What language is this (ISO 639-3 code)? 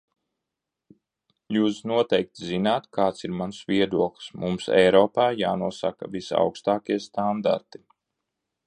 lav